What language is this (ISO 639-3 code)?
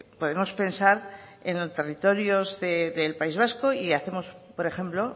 spa